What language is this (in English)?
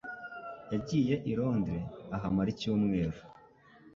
Kinyarwanda